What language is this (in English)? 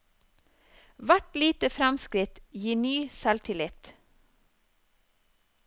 Norwegian